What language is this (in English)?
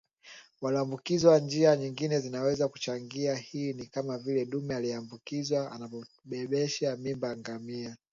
Swahili